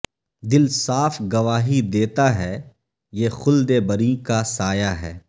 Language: Urdu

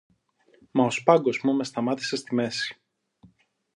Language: Greek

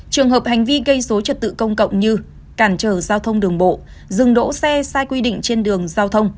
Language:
Vietnamese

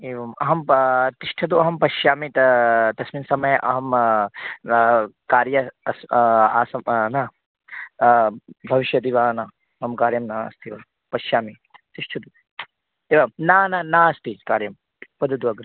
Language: Sanskrit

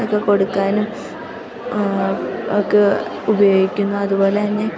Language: Malayalam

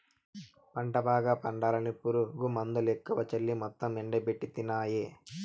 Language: Telugu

